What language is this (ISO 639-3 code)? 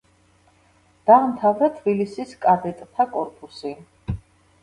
kat